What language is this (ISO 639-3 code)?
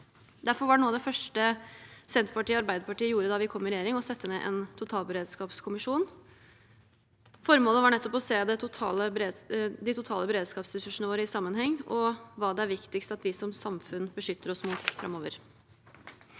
nor